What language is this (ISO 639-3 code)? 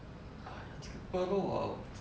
eng